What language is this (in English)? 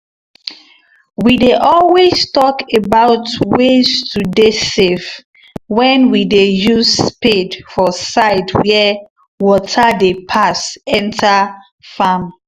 Nigerian Pidgin